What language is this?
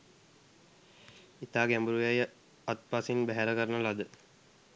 Sinhala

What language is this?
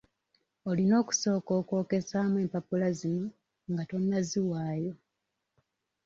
Ganda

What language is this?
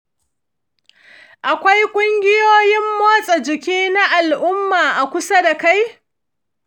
Hausa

